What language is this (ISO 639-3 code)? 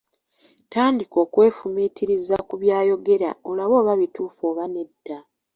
lug